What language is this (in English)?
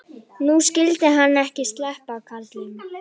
Icelandic